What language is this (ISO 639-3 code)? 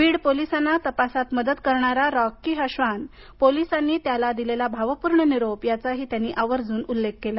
mar